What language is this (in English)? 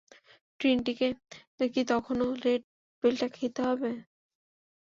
Bangla